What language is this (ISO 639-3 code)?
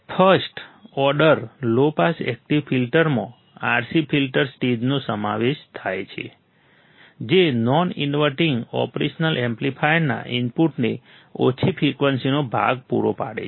guj